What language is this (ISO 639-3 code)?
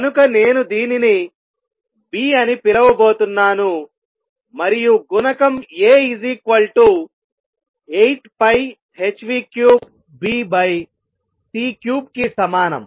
tel